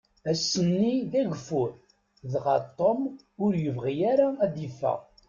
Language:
Kabyle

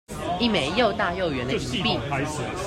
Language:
Chinese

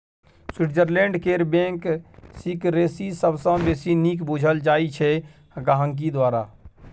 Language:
Maithili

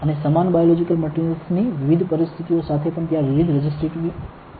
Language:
Gujarati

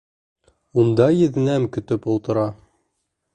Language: Bashkir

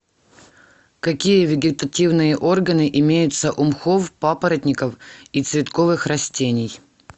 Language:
Russian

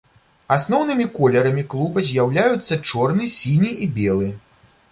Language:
Belarusian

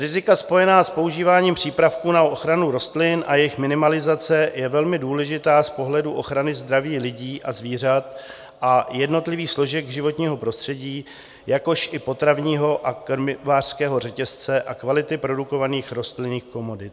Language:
Czech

